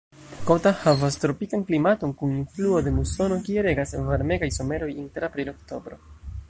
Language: Esperanto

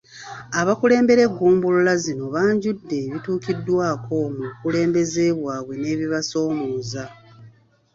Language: Ganda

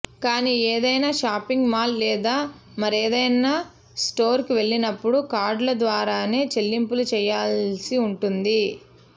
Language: Telugu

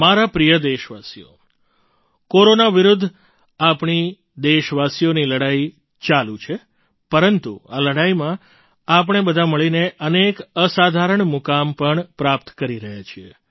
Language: Gujarati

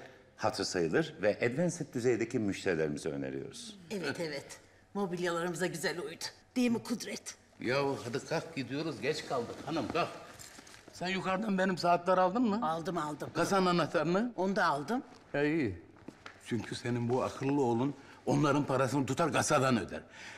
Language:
Turkish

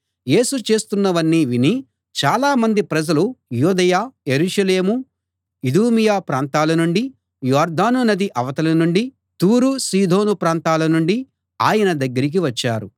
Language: Telugu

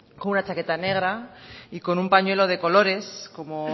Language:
Spanish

